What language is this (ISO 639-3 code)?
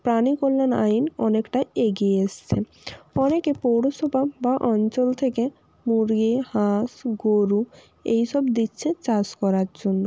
ben